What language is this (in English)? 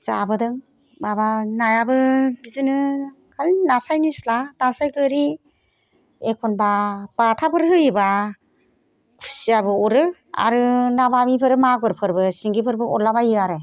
Bodo